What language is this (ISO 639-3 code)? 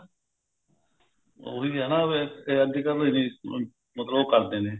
pan